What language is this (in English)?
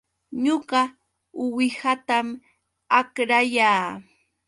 Yauyos Quechua